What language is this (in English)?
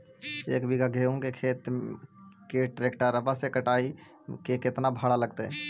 Magahi